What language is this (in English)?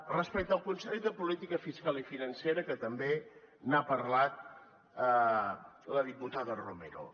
Catalan